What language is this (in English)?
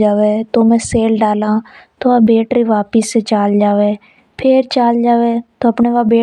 Hadothi